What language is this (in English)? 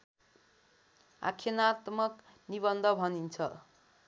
Nepali